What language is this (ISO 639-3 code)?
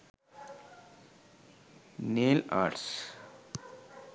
sin